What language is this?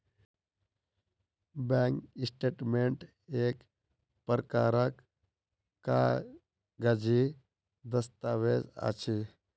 Maithili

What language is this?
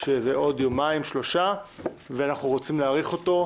Hebrew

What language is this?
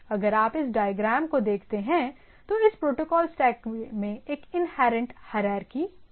Hindi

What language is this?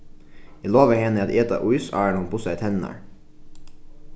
Faroese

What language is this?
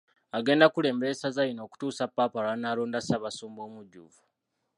Ganda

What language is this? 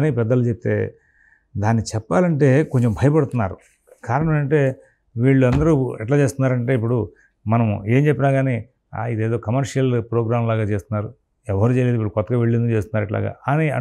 Telugu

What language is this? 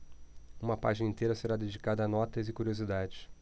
Portuguese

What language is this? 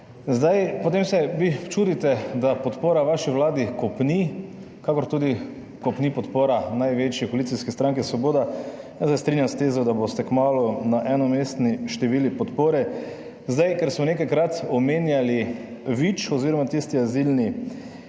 Slovenian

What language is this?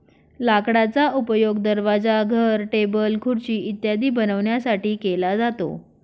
Marathi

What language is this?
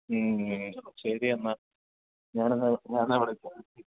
Malayalam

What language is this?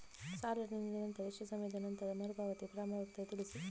Kannada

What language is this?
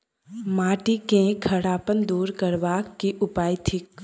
Maithili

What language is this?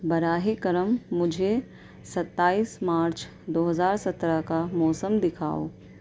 Urdu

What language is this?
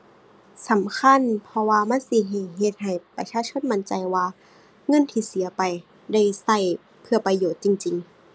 Thai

